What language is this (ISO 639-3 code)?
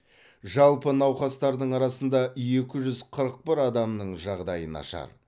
kaz